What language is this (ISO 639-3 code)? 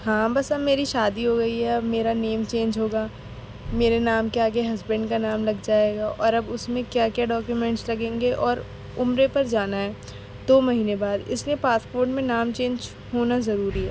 urd